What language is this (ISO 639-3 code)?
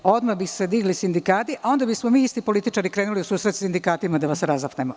srp